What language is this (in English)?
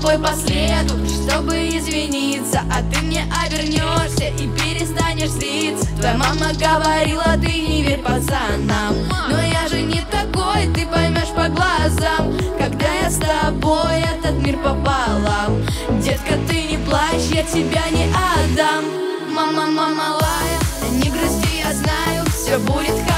Russian